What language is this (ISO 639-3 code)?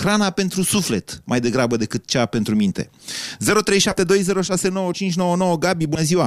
ron